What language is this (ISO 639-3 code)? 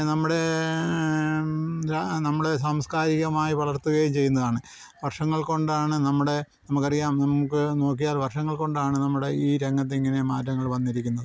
mal